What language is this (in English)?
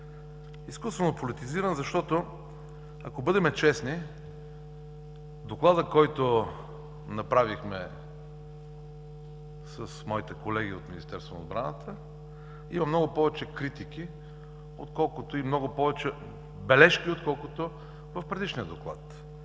Bulgarian